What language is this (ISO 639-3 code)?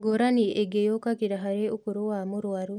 kik